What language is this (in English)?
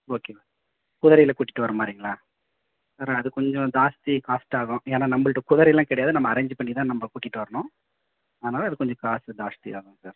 Tamil